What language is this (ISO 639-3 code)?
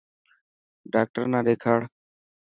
mki